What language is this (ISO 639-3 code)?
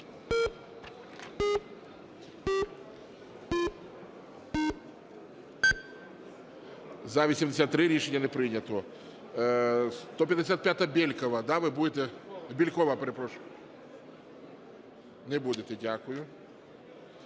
ukr